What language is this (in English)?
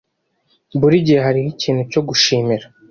Kinyarwanda